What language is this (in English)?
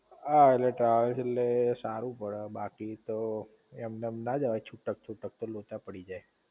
Gujarati